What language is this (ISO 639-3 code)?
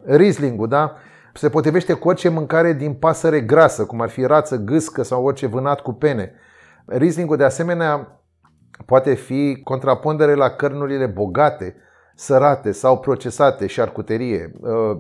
ron